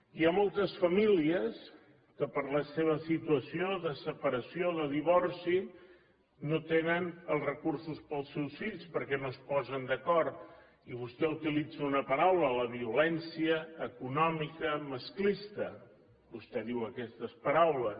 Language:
Catalan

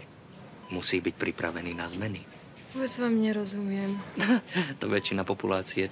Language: Czech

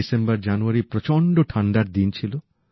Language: Bangla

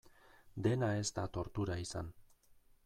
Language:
Basque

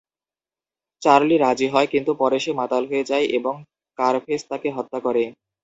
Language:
Bangla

